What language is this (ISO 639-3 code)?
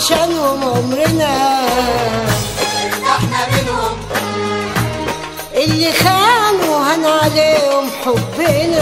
ara